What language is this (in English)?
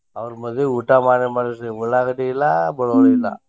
Kannada